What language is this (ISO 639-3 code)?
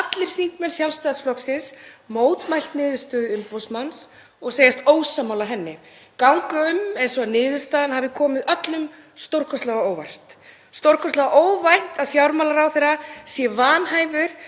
isl